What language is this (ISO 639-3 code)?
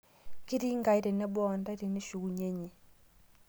mas